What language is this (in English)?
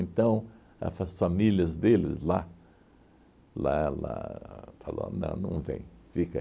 Portuguese